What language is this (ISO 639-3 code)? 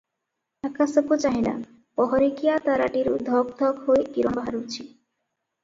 ori